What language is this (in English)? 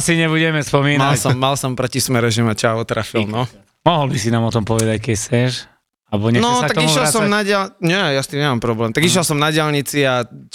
Slovak